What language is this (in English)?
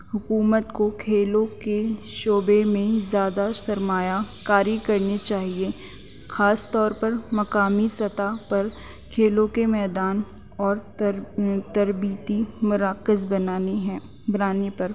Urdu